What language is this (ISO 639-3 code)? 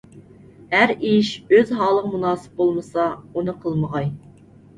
uig